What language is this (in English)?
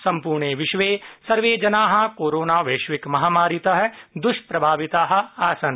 Sanskrit